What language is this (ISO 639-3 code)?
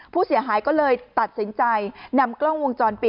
tha